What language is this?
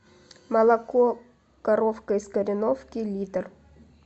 Russian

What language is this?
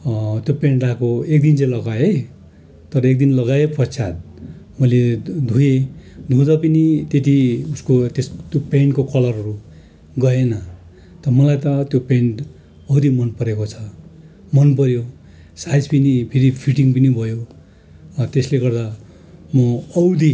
Nepali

